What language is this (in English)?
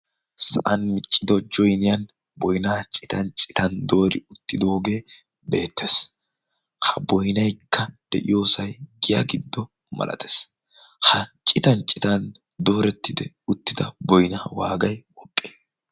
Wolaytta